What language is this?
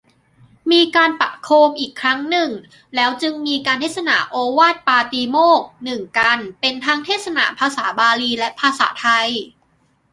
Thai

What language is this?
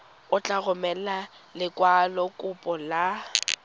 Tswana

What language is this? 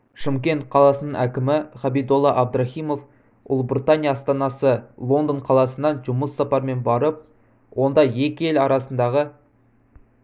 Kazakh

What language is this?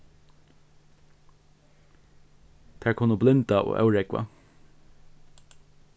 Faroese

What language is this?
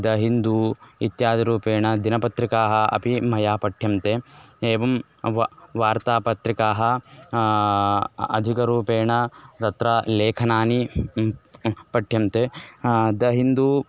Sanskrit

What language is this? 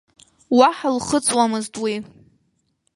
Abkhazian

